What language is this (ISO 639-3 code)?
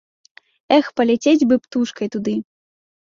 bel